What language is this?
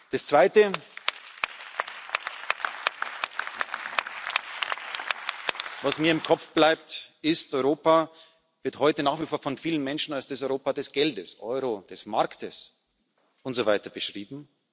German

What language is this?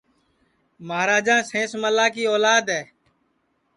Sansi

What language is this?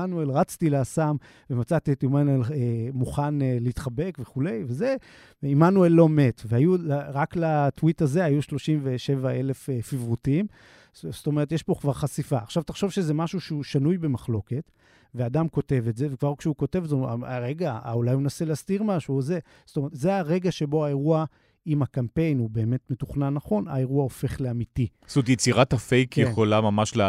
Hebrew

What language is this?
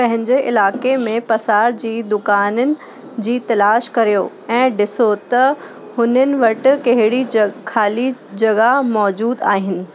Sindhi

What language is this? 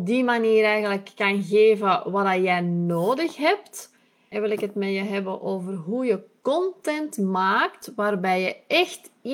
Dutch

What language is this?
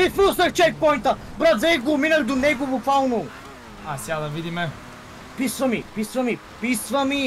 Bulgarian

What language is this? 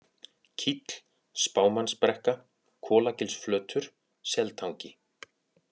Icelandic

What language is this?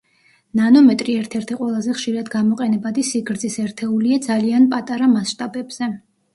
Georgian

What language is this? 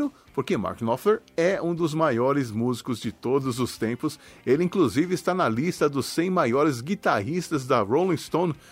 Portuguese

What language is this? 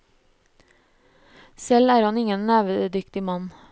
Norwegian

